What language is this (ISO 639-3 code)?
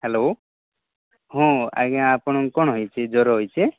ori